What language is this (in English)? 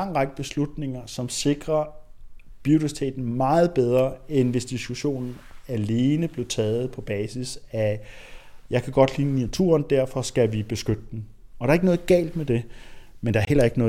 Danish